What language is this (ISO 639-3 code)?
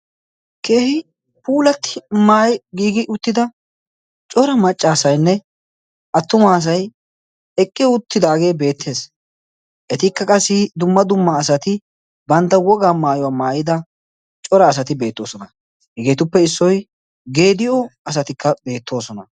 wal